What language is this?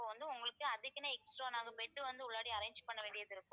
Tamil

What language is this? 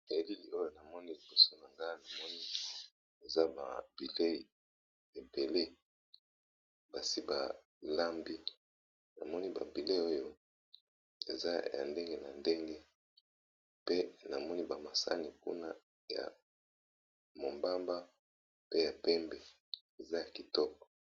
Lingala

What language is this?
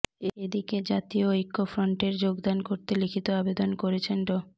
Bangla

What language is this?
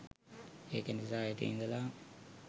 Sinhala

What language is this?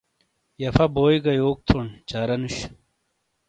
Shina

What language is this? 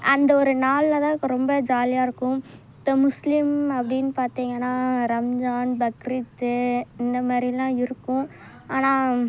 Tamil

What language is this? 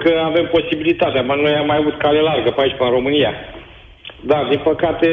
Romanian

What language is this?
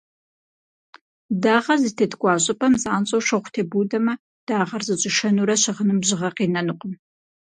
Kabardian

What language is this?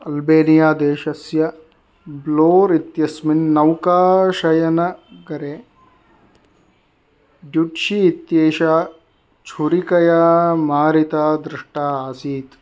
Sanskrit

